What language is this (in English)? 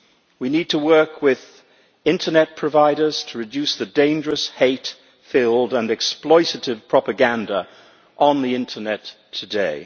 English